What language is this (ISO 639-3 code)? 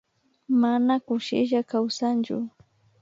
qvi